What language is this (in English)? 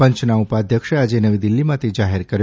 Gujarati